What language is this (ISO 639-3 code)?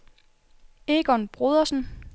dan